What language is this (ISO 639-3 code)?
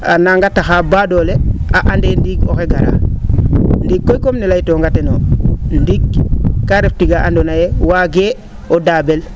srr